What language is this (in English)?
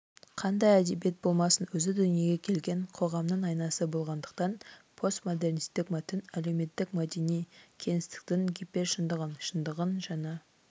Kazakh